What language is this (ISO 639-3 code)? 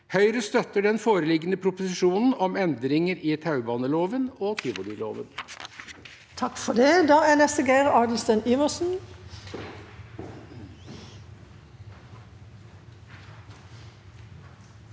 nor